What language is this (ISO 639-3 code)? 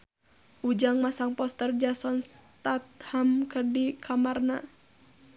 sun